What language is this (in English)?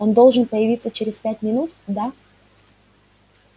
Russian